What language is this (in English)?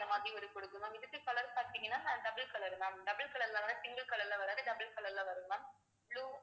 Tamil